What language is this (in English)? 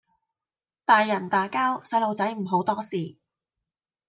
Cantonese